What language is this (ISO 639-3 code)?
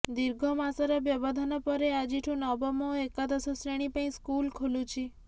ori